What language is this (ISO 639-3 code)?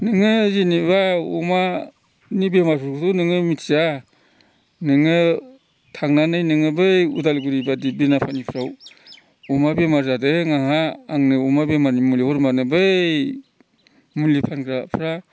brx